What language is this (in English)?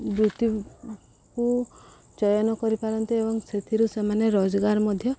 Odia